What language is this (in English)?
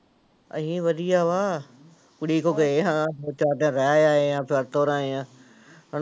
Punjabi